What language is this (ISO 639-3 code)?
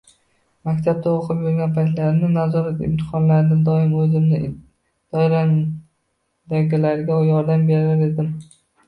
uzb